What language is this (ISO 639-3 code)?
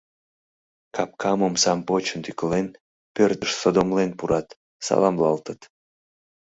chm